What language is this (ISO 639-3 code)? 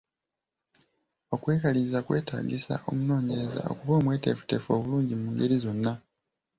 lug